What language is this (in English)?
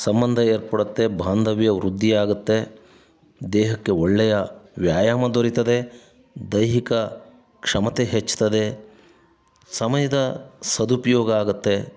Kannada